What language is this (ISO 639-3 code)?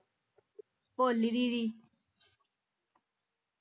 pan